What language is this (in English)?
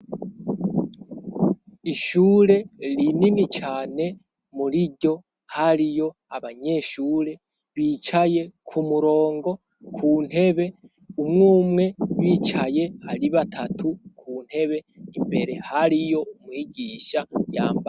Rundi